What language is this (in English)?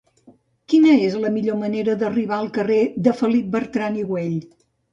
Catalan